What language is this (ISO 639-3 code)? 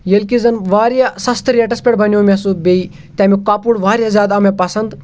kas